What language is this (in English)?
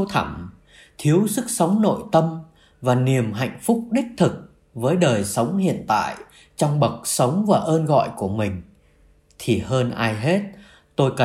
Vietnamese